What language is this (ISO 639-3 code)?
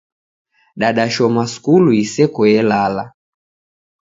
dav